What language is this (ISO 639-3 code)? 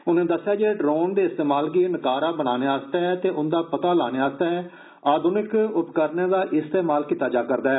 doi